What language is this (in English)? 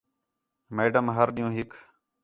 Khetrani